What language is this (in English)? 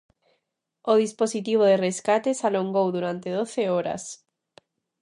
Galician